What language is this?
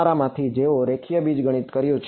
Gujarati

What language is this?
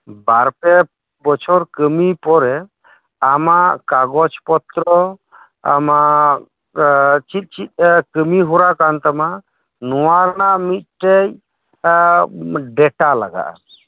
Santali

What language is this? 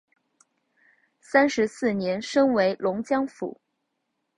Chinese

